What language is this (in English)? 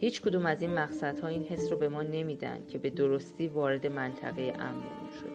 Persian